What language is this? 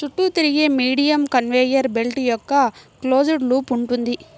Telugu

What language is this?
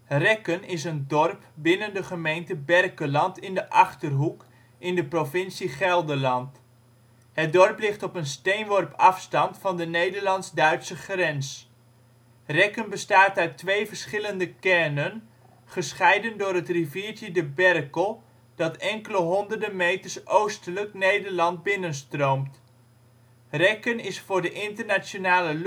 Dutch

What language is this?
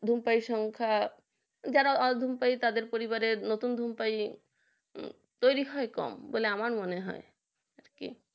Bangla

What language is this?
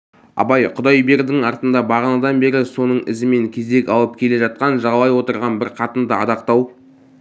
Kazakh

